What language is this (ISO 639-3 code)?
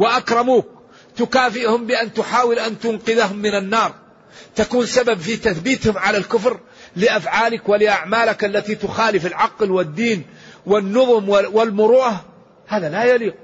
ara